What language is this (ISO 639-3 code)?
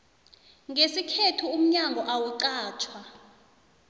nbl